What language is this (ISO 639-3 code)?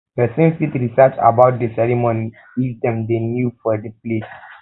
pcm